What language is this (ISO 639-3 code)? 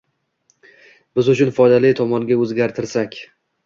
uzb